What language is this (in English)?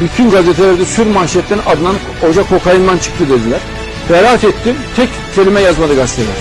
Turkish